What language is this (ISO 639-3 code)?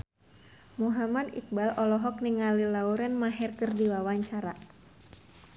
sun